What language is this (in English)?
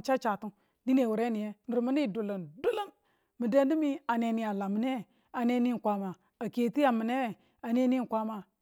Tula